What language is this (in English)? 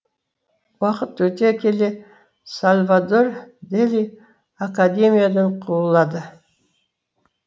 Kazakh